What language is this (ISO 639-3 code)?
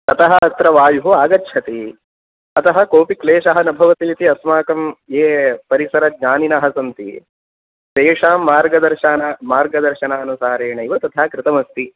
san